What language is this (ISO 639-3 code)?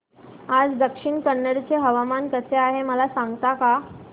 mar